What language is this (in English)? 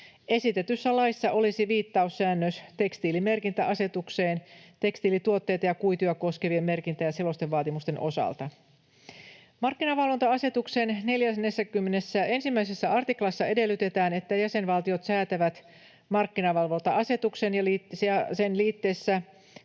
Finnish